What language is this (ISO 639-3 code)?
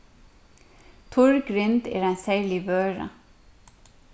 fao